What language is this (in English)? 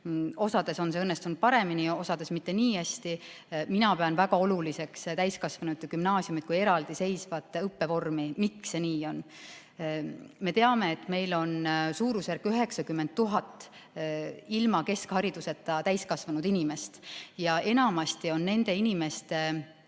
Estonian